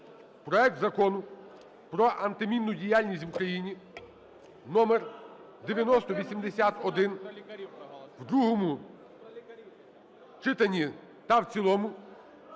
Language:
Ukrainian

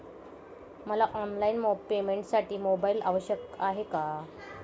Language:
Marathi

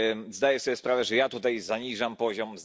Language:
Polish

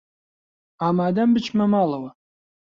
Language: Central Kurdish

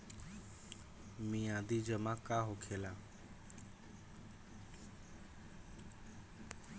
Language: Bhojpuri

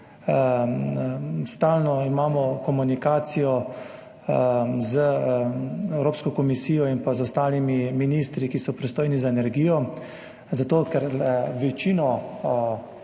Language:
Slovenian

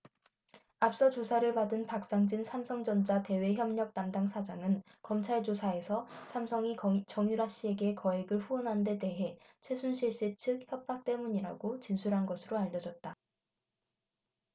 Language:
Korean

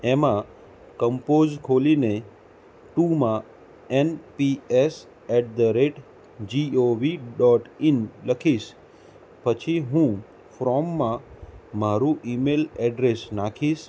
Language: Gujarati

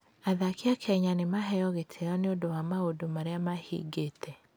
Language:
Kikuyu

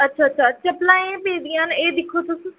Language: Dogri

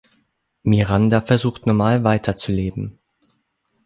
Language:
German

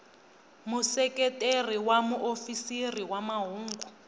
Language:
Tsonga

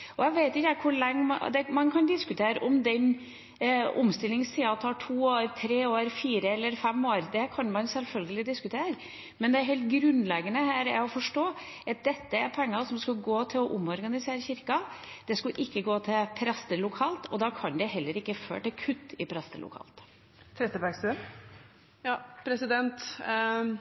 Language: Norwegian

